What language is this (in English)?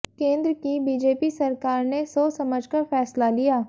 Hindi